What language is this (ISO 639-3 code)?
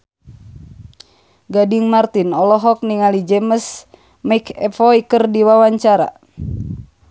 sun